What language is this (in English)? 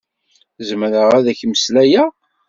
Kabyle